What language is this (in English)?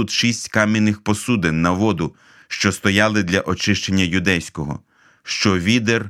Ukrainian